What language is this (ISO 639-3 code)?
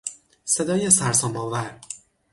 fas